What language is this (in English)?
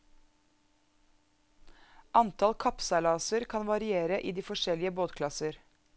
Norwegian